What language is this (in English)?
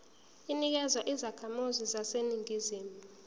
Zulu